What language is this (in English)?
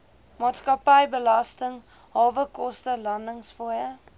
Afrikaans